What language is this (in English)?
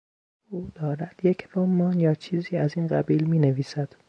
Persian